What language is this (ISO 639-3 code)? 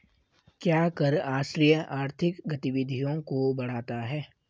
hin